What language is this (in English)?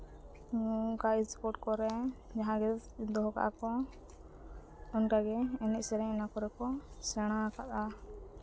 Santali